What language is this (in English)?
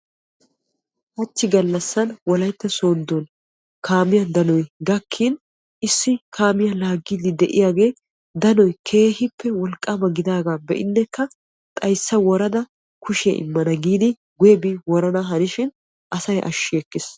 Wolaytta